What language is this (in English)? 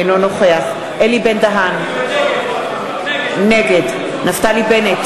Hebrew